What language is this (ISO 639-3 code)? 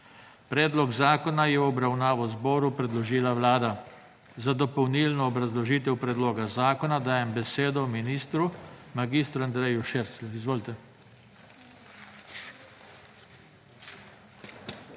slv